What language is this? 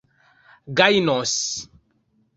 Esperanto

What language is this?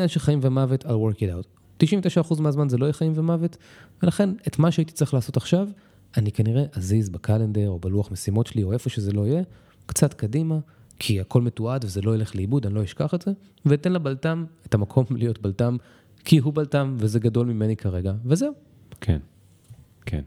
Hebrew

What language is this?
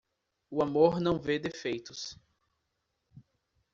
Portuguese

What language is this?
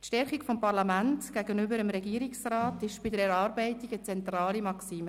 Swiss German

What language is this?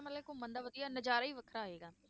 Punjabi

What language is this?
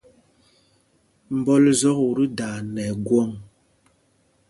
Mpumpong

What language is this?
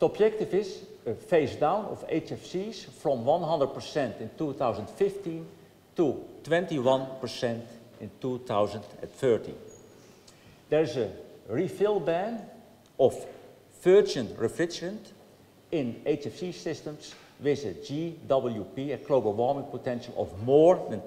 Dutch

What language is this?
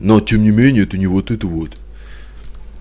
Russian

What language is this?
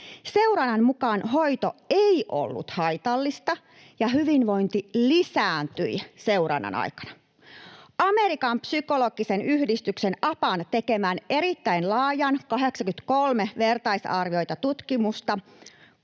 Finnish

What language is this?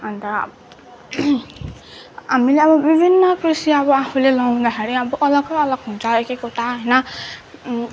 Nepali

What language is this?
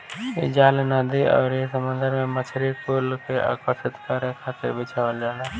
Bhojpuri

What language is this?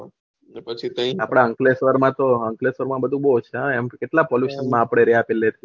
Gujarati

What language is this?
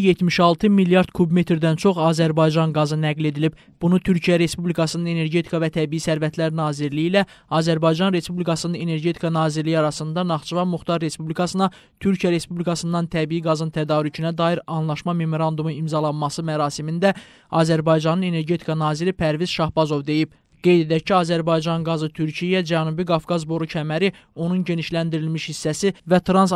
Turkish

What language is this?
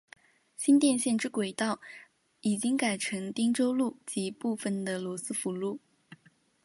Chinese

